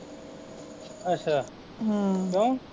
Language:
Punjabi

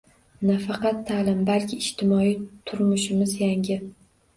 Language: Uzbek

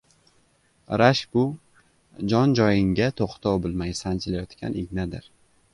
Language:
Uzbek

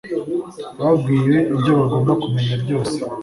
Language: Kinyarwanda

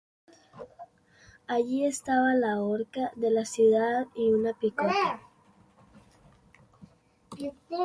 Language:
Spanish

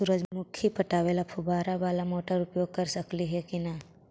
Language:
Magahi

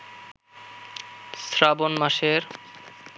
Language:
Bangla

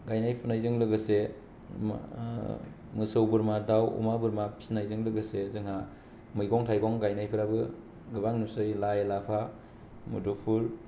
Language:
Bodo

